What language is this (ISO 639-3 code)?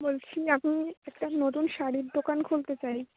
ben